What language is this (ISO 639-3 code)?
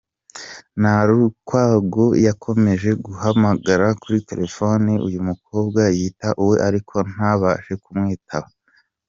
kin